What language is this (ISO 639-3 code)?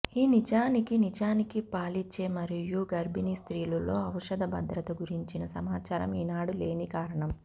tel